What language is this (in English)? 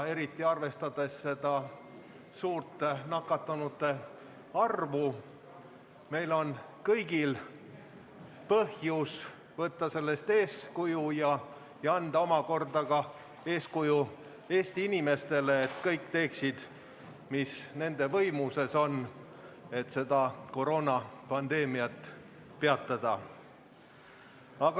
Estonian